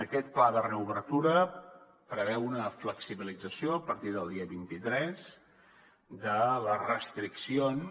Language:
Catalan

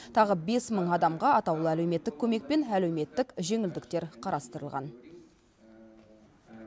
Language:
Kazakh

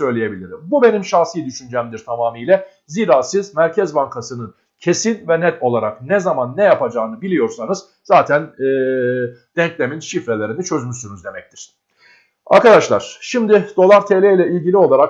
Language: Turkish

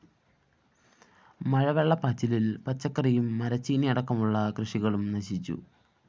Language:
Malayalam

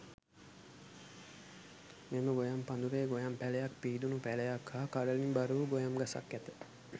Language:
Sinhala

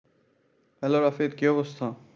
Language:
Bangla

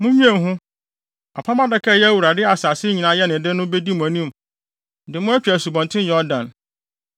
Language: Akan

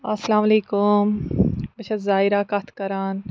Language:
Kashmiri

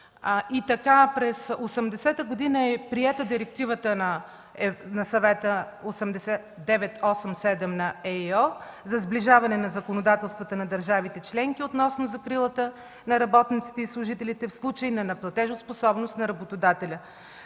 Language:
Bulgarian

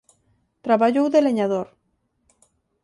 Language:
Galician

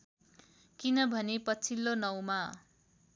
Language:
Nepali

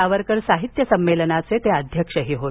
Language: Marathi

